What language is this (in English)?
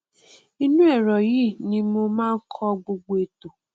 Yoruba